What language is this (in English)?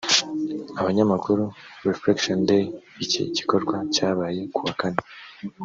Kinyarwanda